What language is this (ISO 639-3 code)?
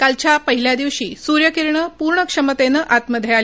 mar